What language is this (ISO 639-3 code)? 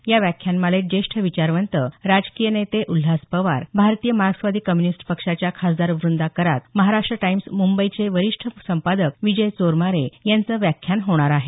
mar